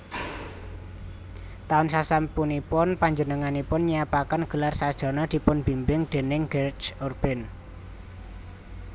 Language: Javanese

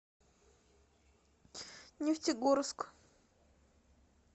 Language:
Russian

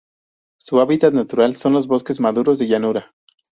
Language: Spanish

